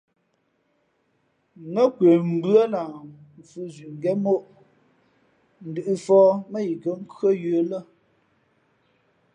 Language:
Fe'fe'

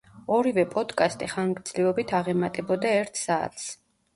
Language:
Georgian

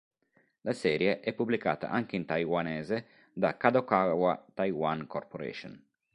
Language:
Italian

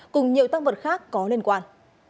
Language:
Vietnamese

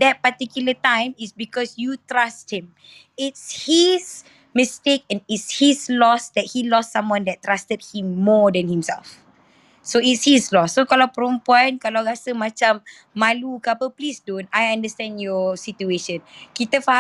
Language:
Malay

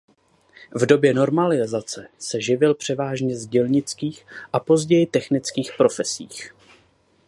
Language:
Czech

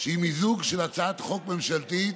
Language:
Hebrew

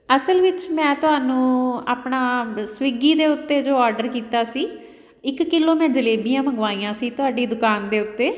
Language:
Punjabi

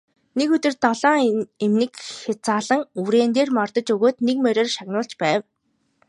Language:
Mongolian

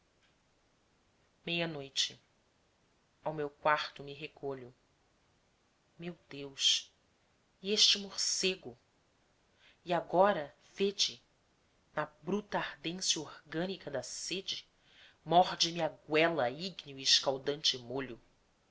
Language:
Portuguese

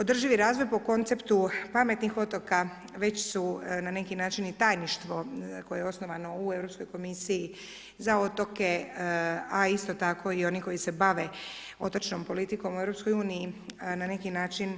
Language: Croatian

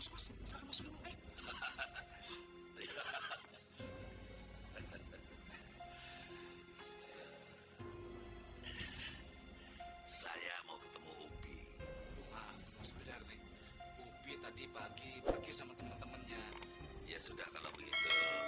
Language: Indonesian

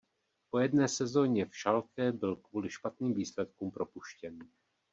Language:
Czech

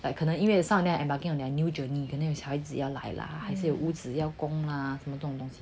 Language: English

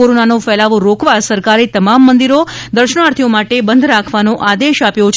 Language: Gujarati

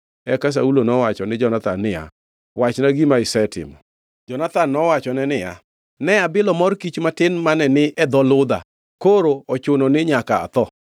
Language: Luo (Kenya and Tanzania)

